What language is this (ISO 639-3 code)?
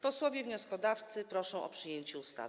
pol